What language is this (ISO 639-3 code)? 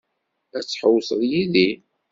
kab